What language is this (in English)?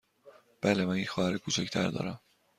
Persian